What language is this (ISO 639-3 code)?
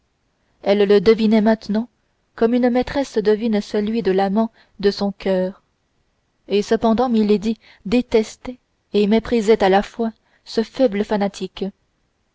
fra